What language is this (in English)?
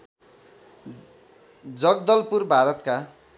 Nepali